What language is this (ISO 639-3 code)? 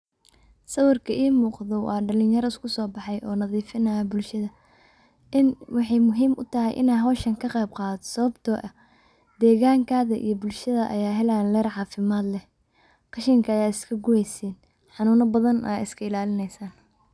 som